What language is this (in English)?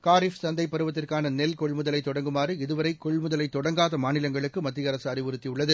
Tamil